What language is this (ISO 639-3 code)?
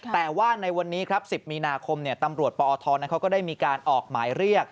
tha